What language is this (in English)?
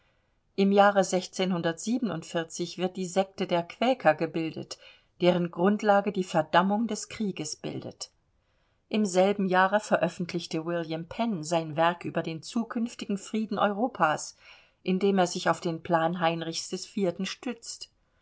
German